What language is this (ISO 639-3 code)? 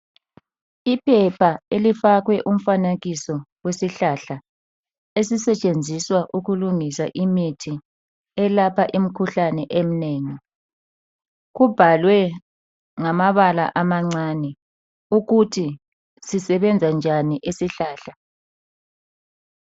nde